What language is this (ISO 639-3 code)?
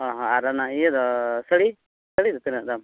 sat